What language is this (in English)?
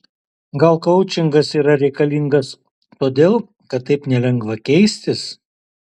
Lithuanian